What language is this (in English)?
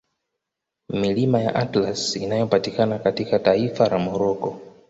Swahili